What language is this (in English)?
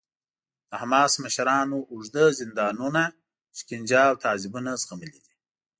Pashto